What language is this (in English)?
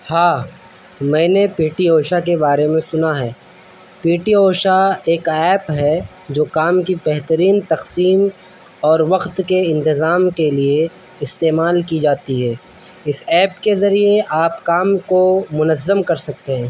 Urdu